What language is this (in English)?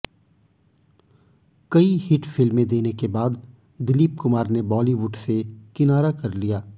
Hindi